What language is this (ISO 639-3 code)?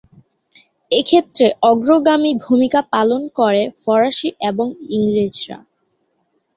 ben